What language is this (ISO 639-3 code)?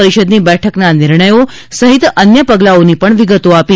guj